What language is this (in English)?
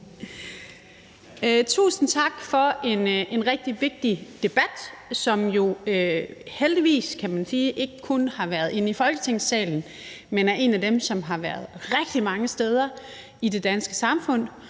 Danish